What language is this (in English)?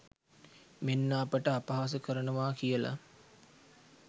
Sinhala